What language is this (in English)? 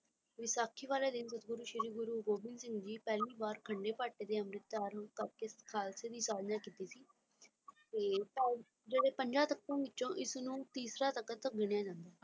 Punjabi